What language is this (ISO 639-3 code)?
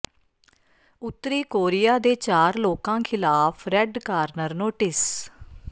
pan